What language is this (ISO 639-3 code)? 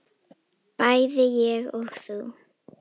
isl